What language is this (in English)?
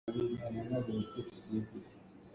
Hakha Chin